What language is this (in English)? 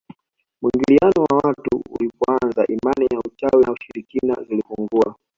Swahili